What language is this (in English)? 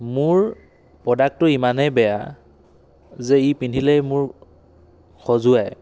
Assamese